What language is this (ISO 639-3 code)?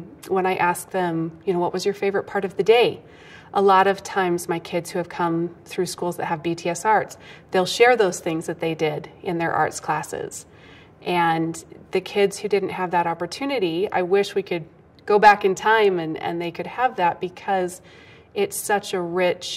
eng